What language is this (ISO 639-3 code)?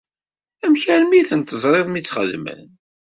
kab